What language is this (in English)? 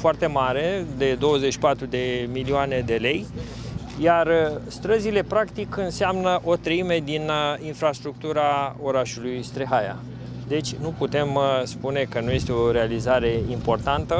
Romanian